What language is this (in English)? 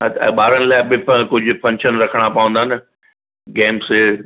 Sindhi